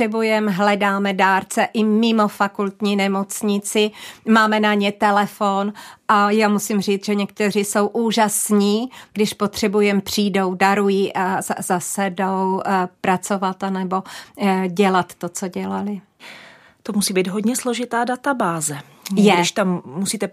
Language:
Czech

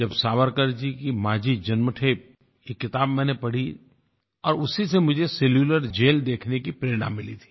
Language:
Hindi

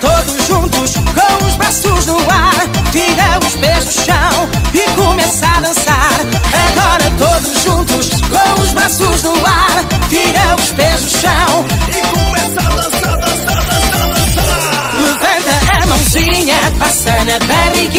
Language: Portuguese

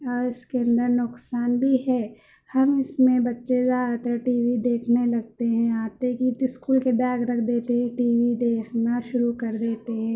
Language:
Urdu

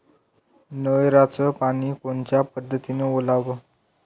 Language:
Marathi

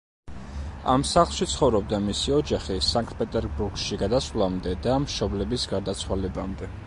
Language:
Georgian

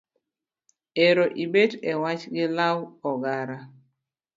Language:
Luo (Kenya and Tanzania)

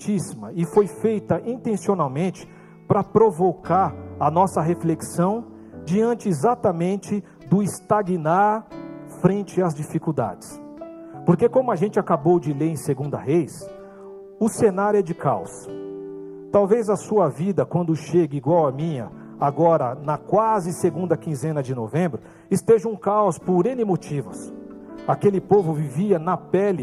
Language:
Portuguese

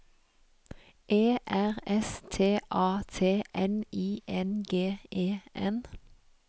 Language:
Norwegian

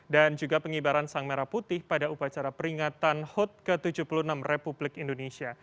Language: Indonesian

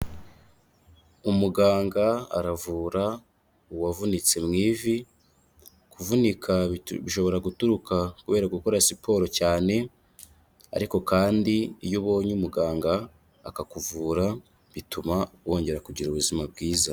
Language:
Kinyarwanda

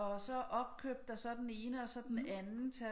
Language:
Danish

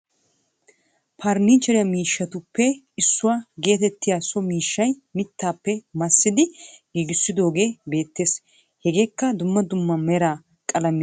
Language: Wolaytta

